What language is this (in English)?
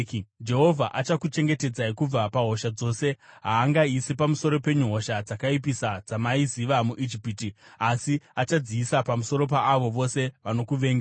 Shona